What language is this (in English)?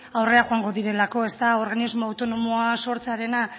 Basque